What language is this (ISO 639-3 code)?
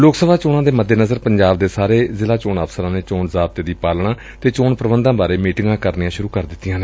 pan